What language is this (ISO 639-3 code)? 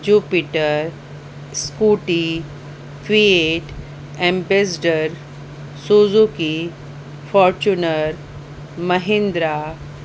snd